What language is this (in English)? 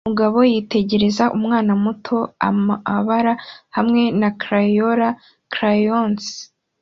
Kinyarwanda